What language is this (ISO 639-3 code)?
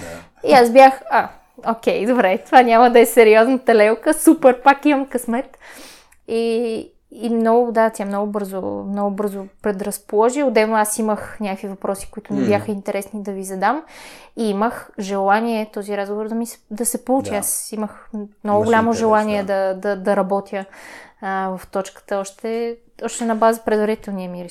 bul